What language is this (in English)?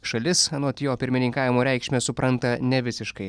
Lithuanian